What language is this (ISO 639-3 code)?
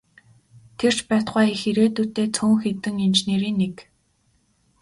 mon